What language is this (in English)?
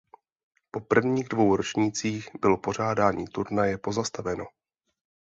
Czech